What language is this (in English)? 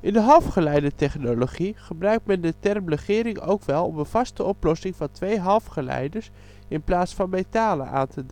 Dutch